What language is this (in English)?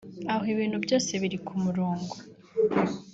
Kinyarwanda